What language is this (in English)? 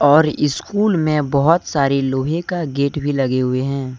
Hindi